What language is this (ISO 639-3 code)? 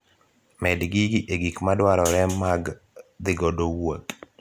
luo